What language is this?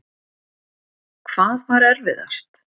Icelandic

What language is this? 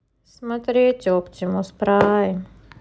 Russian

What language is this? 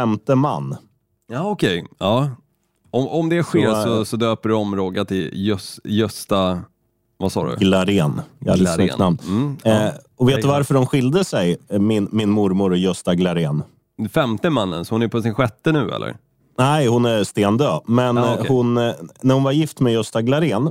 Swedish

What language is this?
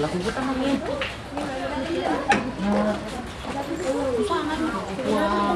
Indonesian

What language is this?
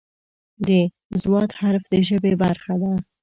Pashto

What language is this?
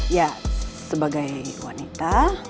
Indonesian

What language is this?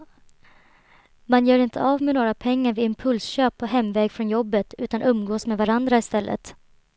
Swedish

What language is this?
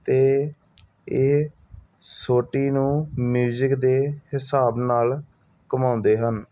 Punjabi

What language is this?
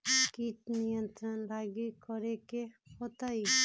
Magahi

